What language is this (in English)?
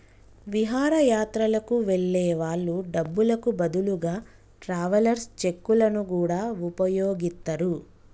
Telugu